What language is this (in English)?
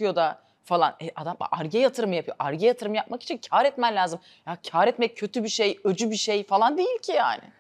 Turkish